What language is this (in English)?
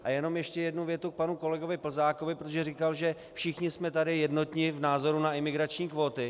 Czech